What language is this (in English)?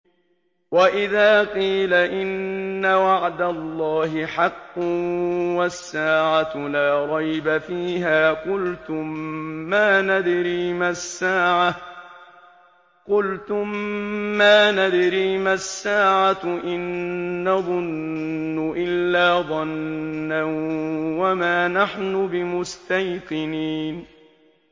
Arabic